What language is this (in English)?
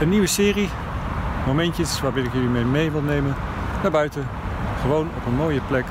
Dutch